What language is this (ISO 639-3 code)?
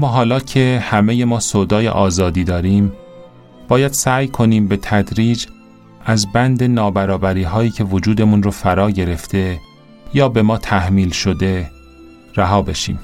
fas